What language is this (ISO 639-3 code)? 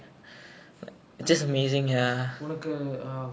eng